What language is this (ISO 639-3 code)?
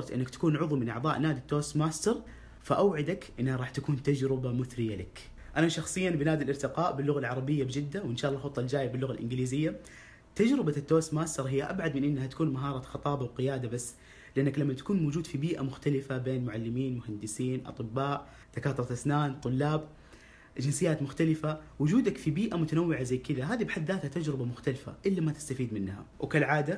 ara